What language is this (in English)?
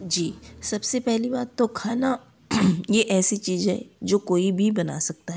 Hindi